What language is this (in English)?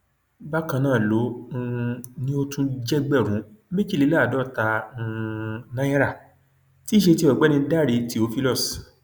Yoruba